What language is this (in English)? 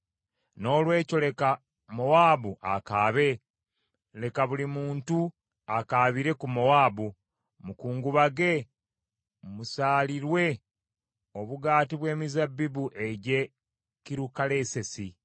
Ganda